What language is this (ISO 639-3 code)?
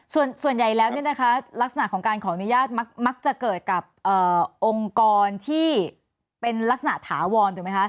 tha